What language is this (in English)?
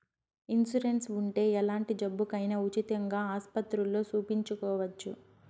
Telugu